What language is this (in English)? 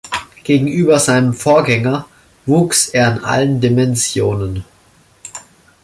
German